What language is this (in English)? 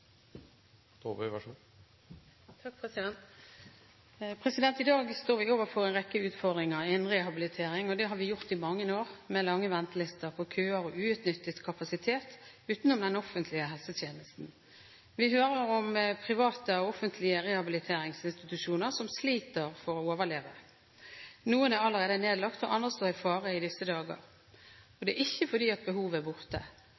Norwegian